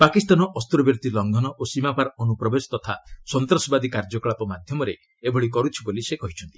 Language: Odia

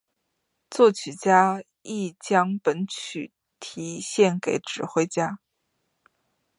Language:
Chinese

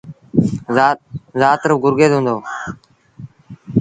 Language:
Sindhi Bhil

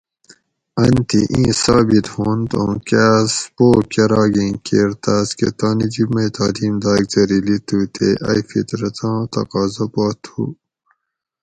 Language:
Gawri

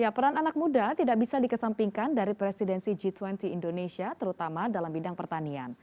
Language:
Indonesian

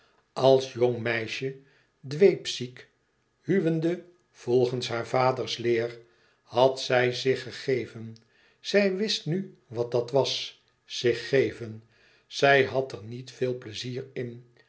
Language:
Dutch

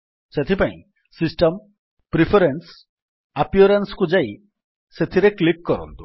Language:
Odia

